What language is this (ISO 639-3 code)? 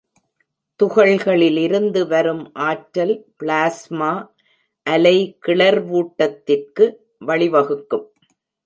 tam